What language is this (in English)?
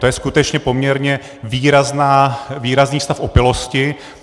Czech